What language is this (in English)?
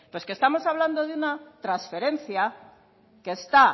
Spanish